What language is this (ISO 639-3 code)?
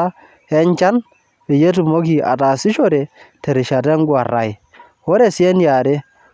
mas